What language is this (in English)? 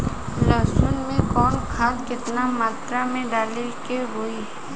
Bhojpuri